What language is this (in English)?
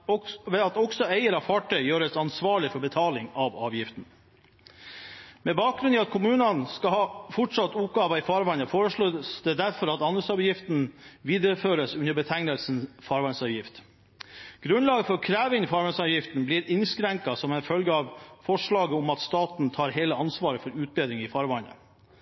Norwegian Bokmål